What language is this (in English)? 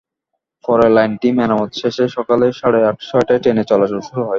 Bangla